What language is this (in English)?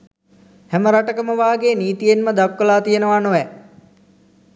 Sinhala